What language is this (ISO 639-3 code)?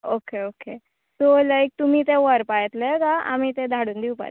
kok